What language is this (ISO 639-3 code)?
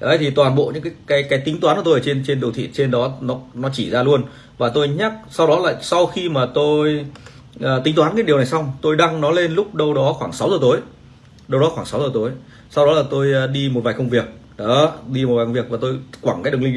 vie